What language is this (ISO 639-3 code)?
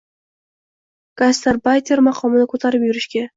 uzb